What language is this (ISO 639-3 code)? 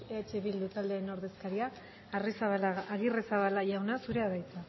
eus